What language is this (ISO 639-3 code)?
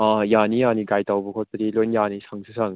mni